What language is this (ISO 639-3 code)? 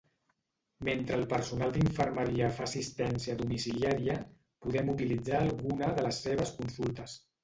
cat